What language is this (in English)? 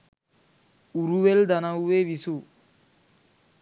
Sinhala